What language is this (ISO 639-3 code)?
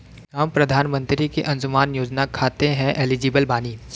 bho